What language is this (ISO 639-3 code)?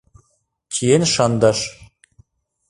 chm